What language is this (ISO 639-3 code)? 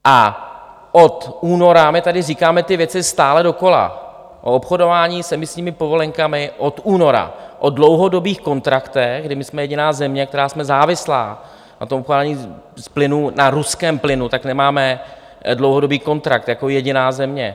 ces